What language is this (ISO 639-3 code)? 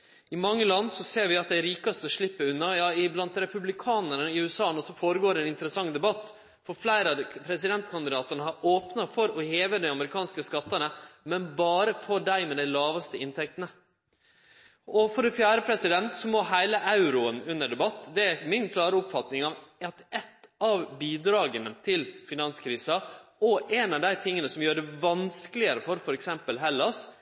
nno